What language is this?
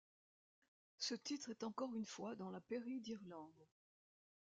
French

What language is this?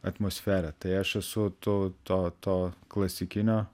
Lithuanian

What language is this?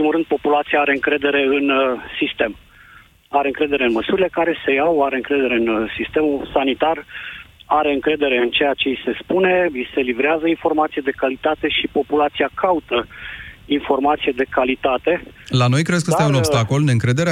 Romanian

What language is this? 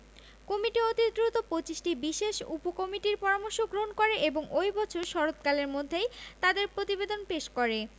Bangla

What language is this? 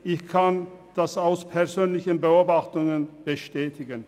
Swiss German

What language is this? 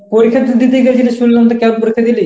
Bangla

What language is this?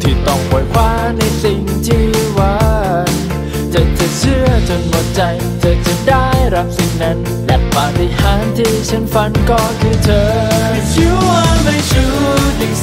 Thai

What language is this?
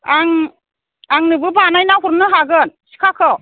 Bodo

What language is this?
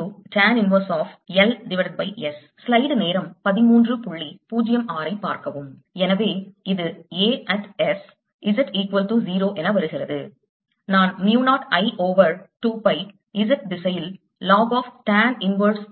Tamil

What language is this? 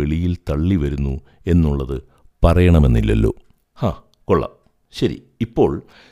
Malayalam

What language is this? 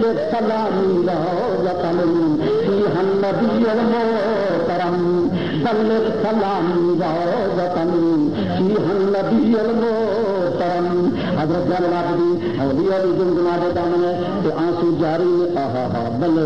Arabic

